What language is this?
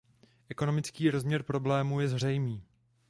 Czech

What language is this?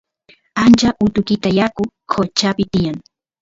Santiago del Estero Quichua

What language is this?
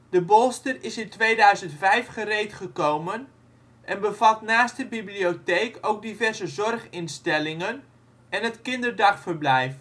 Dutch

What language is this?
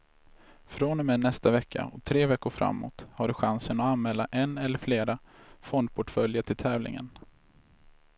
Swedish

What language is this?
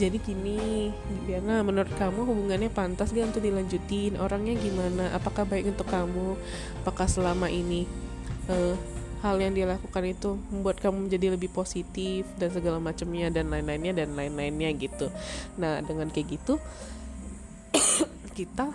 Indonesian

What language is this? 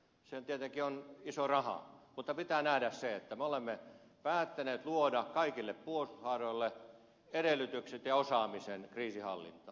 Finnish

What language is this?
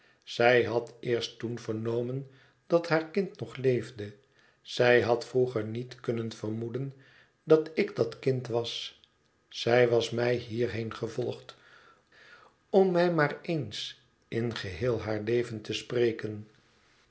Dutch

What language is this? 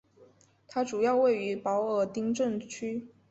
Chinese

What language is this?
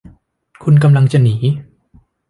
Thai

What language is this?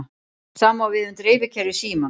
Icelandic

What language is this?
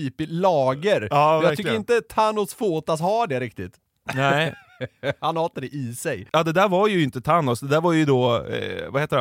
Swedish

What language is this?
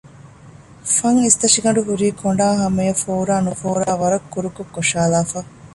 Divehi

